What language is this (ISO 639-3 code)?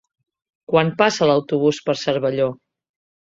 cat